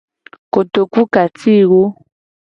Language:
Gen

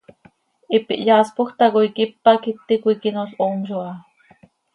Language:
Seri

